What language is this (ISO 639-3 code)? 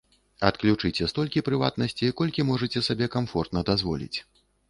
bel